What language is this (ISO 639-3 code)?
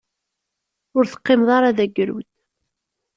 kab